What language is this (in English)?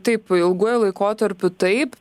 Lithuanian